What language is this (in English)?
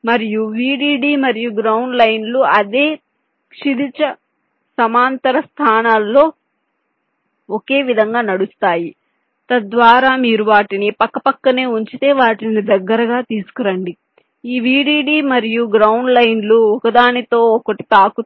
Telugu